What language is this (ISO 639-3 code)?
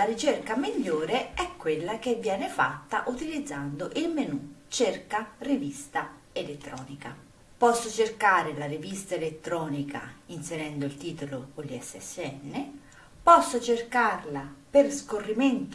ita